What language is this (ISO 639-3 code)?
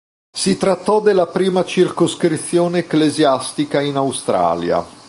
ita